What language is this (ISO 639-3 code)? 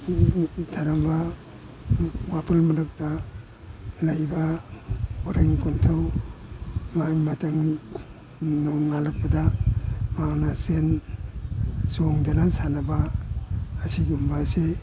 mni